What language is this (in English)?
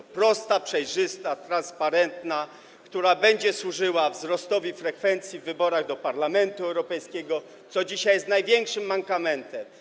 Polish